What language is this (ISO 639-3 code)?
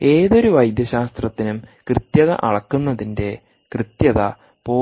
mal